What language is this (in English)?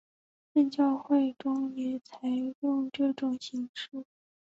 Chinese